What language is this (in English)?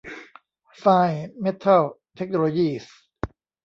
Thai